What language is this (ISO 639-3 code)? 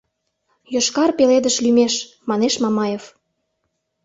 chm